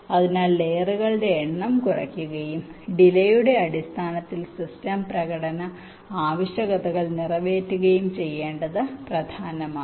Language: Malayalam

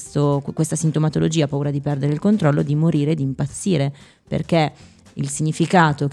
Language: Italian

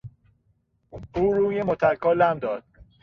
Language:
Persian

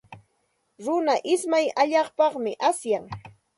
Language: Santa Ana de Tusi Pasco Quechua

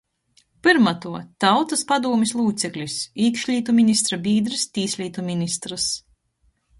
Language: Latgalian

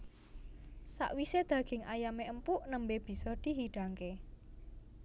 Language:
Javanese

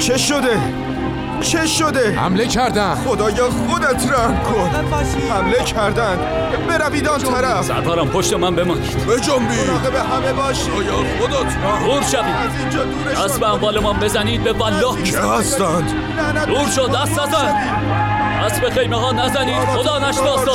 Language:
Persian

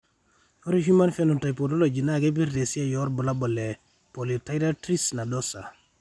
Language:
Masai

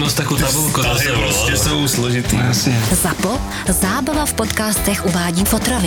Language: Czech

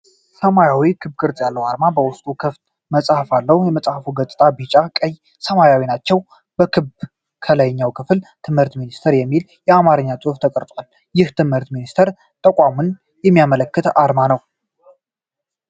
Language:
Amharic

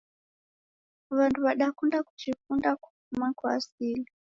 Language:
Taita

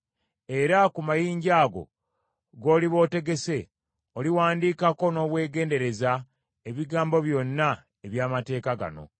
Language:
Ganda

